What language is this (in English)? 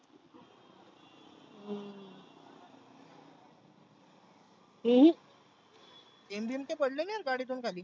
Marathi